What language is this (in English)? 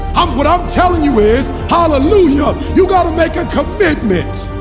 English